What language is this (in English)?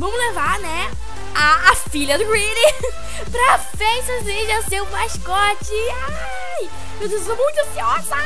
Portuguese